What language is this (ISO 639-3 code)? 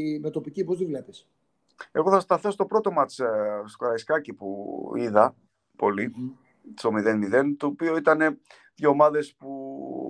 ell